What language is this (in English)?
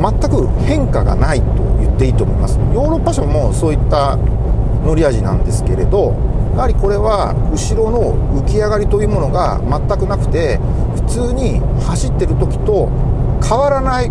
Japanese